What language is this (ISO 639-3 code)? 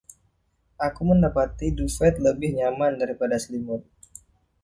ind